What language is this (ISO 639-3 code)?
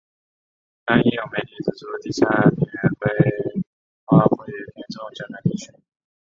zho